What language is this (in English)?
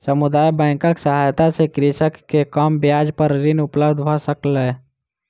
Maithili